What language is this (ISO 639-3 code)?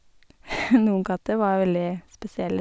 nor